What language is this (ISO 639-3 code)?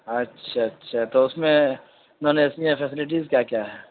urd